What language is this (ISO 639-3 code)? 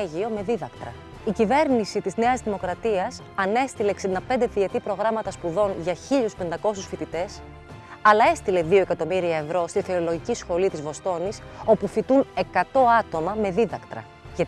ell